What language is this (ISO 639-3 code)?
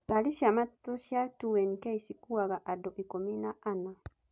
kik